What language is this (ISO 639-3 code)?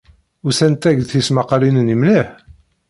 kab